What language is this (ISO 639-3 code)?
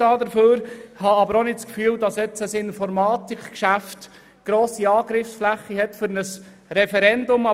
gsw